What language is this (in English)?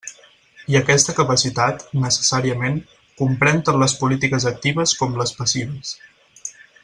Catalan